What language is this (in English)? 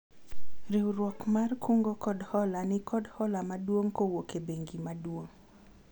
Luo (Kenya and Tanzania)